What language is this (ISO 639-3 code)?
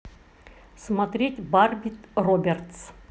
rus